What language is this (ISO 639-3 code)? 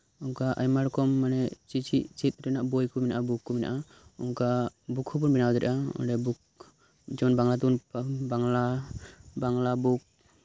sat